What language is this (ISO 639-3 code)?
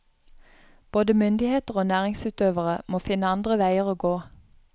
nor